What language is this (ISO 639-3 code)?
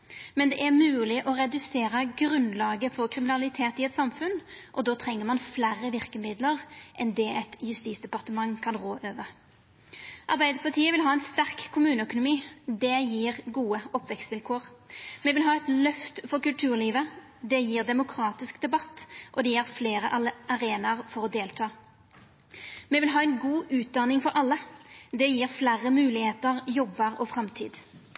nno